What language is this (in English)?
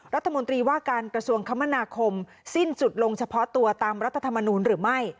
Thai